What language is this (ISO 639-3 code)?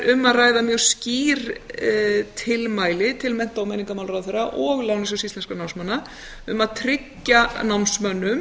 isl